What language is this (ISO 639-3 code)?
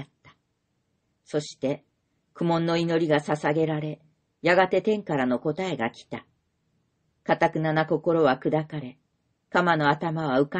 jpn